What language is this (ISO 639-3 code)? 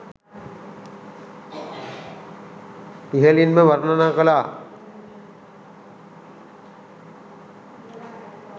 sin